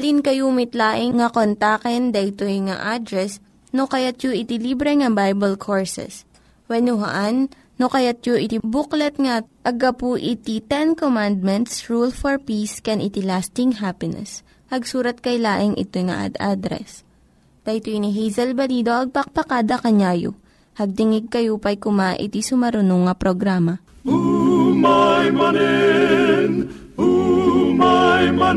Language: Filipino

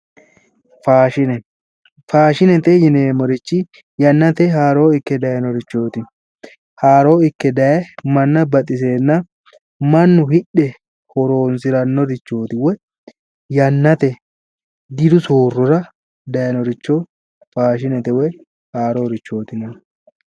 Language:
Sidamo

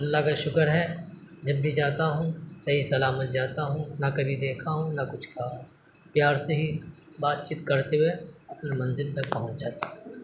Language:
Urdu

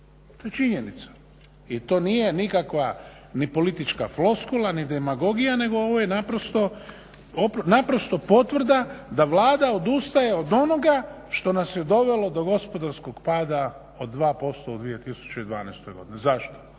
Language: Croatian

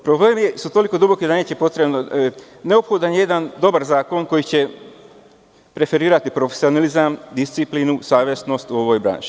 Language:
Serbian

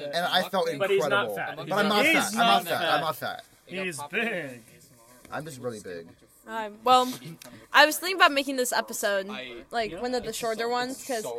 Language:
English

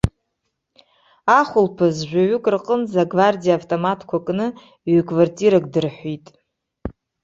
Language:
Abkhazian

